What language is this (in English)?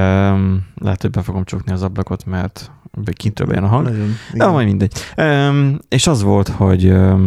Hungarian